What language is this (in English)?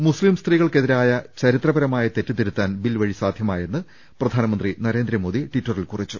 Malayalam